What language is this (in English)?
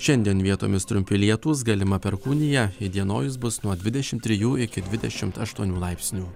Lithuanian